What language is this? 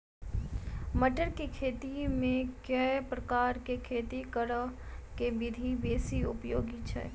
Maithili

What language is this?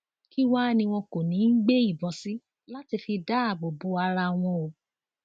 Yoruba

